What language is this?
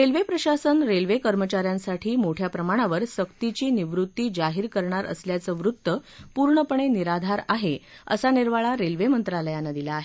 Marathi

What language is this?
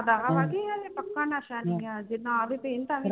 Punjabi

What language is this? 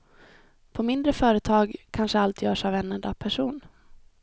Swedish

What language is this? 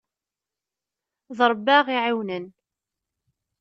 Kabyle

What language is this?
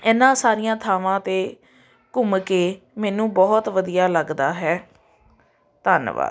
Punjabi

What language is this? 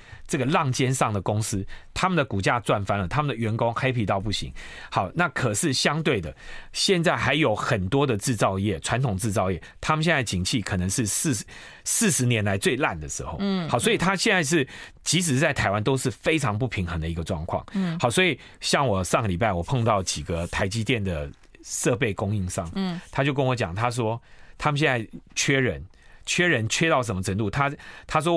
Chinese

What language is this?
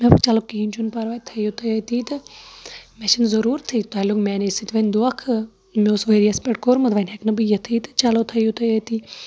Kashmiri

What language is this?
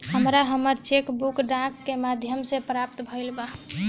Bhojpuri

